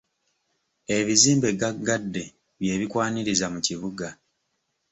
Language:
Ganda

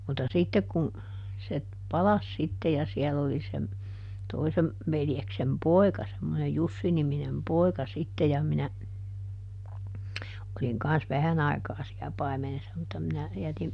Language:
Finnish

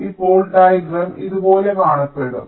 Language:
Malayalam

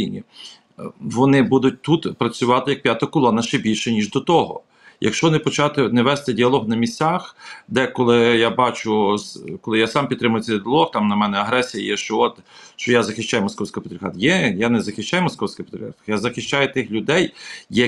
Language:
Ukrainian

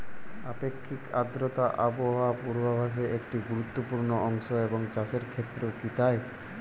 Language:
Bangla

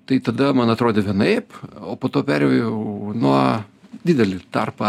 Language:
Lithuanian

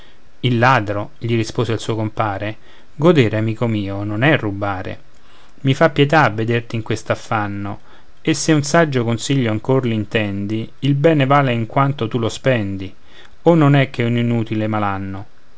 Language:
Italian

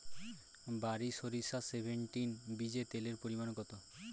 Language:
Bangla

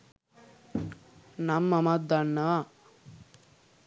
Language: Sinhala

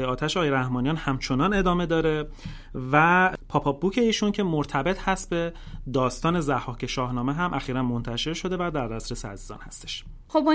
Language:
Persian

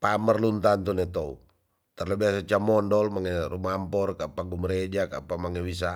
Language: Tonsea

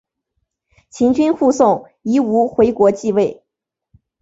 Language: Chinese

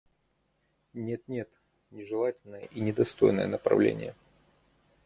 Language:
Russian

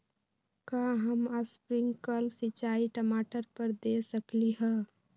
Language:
Magahi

